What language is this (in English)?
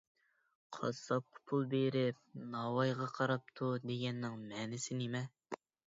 Uyghur